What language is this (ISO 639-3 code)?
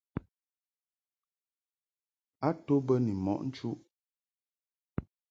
mhk